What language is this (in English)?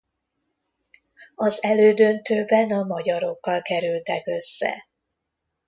Hungarian